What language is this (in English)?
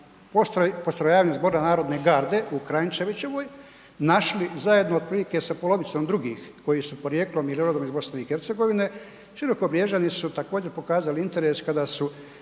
Croatian